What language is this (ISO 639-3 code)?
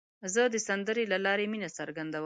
pus